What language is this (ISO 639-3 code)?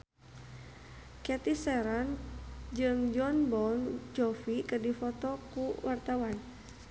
sun